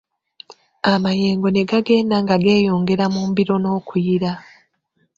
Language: Ganda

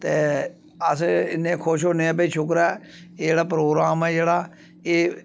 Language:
Dogri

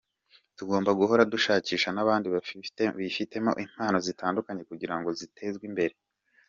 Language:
Kinyarwanda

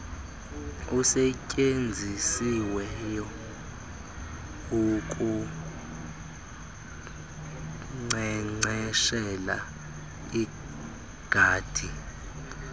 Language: Xhosa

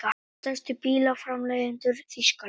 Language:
Icelandic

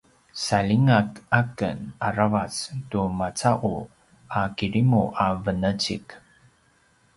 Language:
Paiwan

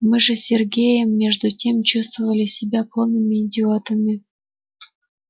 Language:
Russian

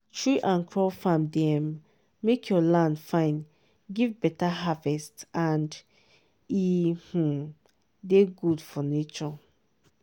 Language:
Nigerian Pidgin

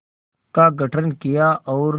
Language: Hindi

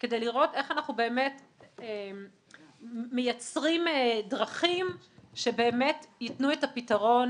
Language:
Hebrew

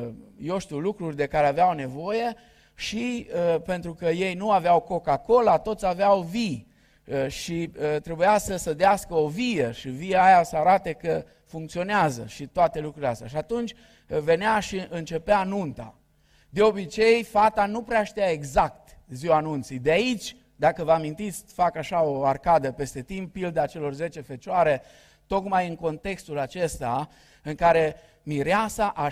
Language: Romanian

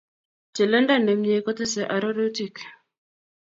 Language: Kalenjin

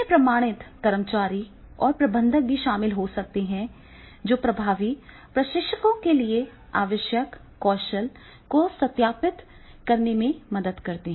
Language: Hindi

